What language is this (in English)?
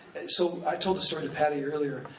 English